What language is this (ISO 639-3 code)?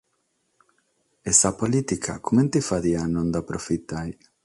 srd